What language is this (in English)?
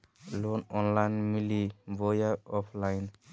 Magahi